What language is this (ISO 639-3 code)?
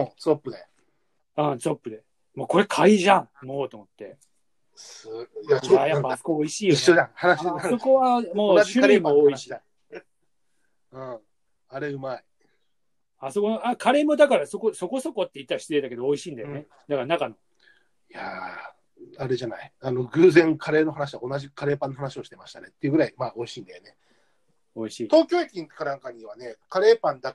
jpn